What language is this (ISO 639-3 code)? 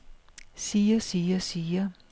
dan